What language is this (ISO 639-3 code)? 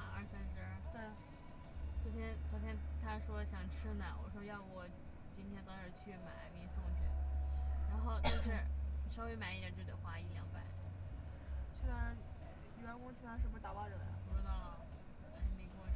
zho